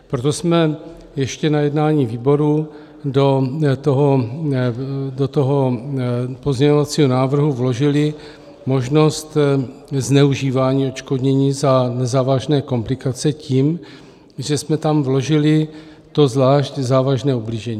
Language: Czech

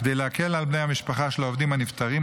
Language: Hebrew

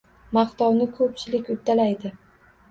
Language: Uzbek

